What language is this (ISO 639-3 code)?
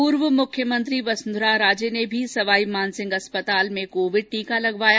hin